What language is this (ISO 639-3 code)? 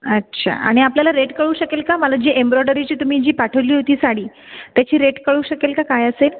mar